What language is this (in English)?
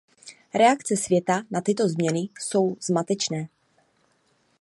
Czech